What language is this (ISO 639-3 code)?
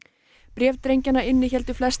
isl